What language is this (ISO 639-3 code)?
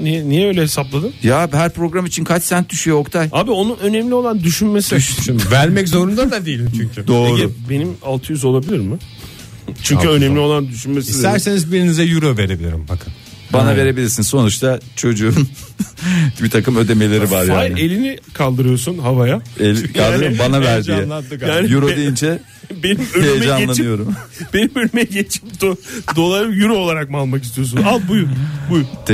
tur